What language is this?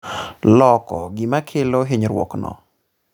Luo (Kenya and Tanzania)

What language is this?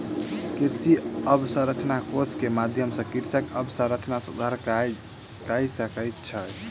Maithili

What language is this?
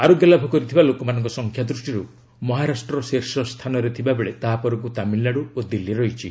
Odia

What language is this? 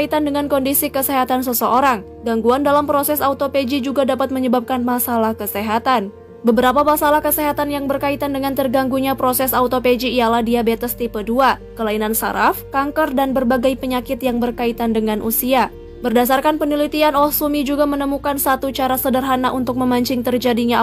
Indonesian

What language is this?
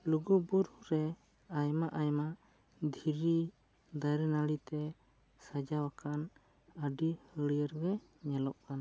Santali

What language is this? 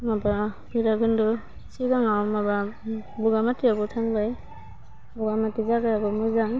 Bodo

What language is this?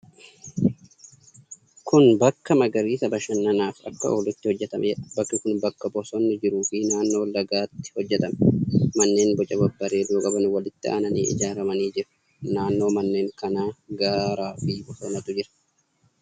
Oromo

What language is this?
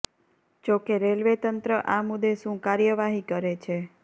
Gujarati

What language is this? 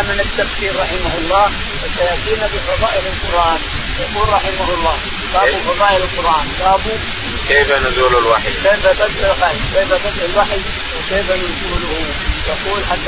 Arabic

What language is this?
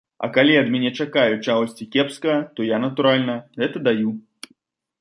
Belarusian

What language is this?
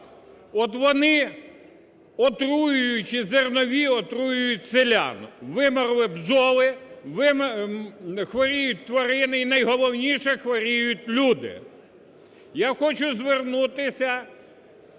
Ukrainian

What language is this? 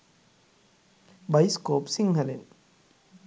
Sinhala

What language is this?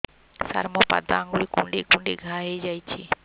Odia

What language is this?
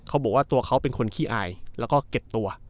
Thai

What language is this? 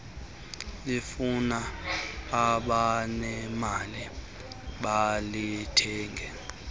Xhosa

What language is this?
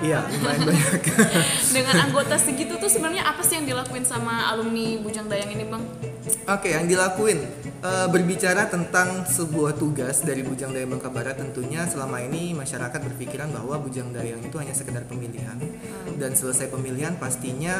Indonesian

